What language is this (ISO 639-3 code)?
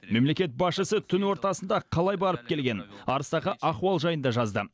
kaz